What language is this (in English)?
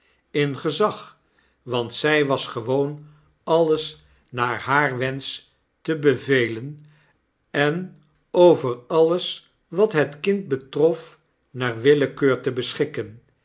Dutch